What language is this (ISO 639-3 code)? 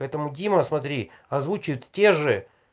rus